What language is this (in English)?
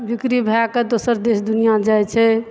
Maithili